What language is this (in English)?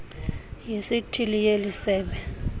Xhosa